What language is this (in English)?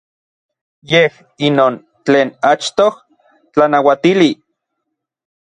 Orizaba Nahuatl